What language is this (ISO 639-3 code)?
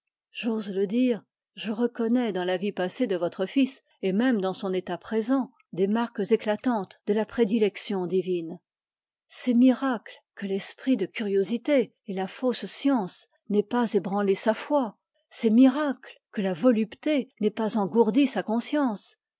fra